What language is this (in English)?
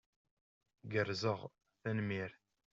Kabyle